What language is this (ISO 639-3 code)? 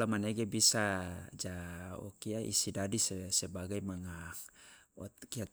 loa